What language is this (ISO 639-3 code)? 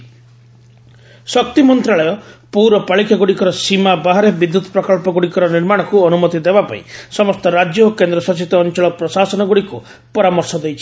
ori